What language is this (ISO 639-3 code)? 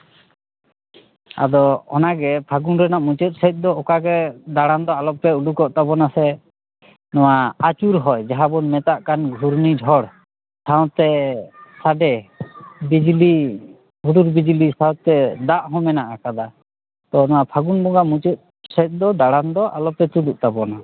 sat